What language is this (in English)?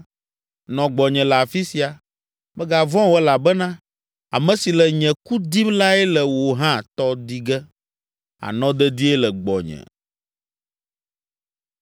Ewe